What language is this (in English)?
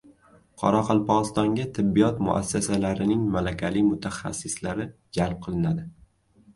Uzbek